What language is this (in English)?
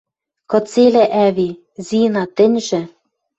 Western Mari